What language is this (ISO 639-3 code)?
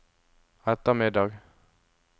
nor